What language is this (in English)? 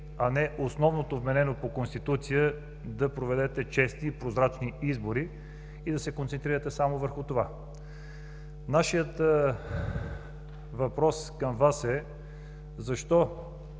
Bulgarian